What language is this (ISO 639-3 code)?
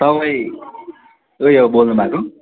nep